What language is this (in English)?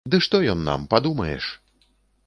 Belarusian